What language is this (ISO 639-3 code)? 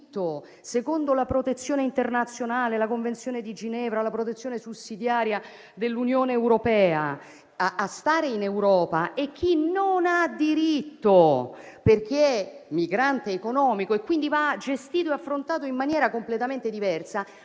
ita